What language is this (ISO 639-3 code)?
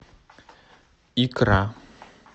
rus